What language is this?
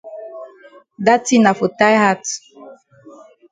Cameroon Pidgin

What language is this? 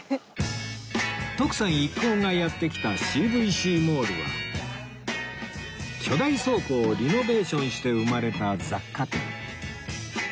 Japanese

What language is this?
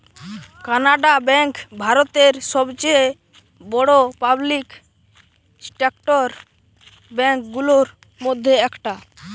Bangla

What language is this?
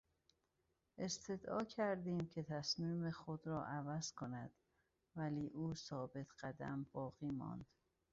Persian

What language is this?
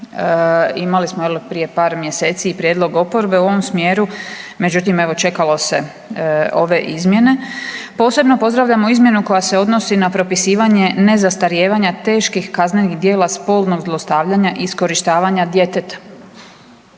Croatian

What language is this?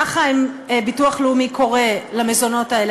Hebrew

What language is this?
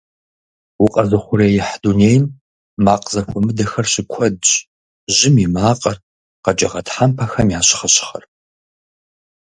Kabardian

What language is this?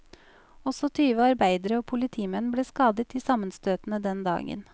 Norwegian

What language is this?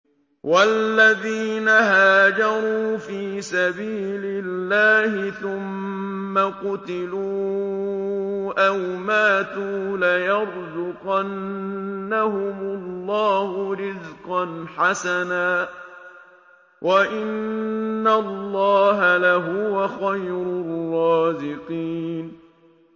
Arabic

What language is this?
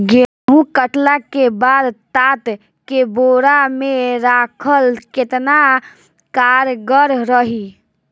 Bhojpuri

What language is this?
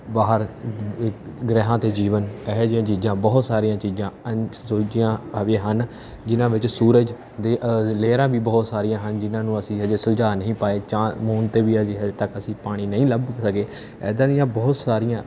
Punjabi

